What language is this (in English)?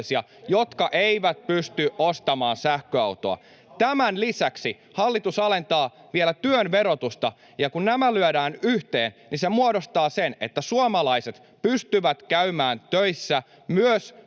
Finnish